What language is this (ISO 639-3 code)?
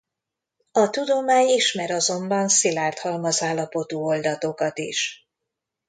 hun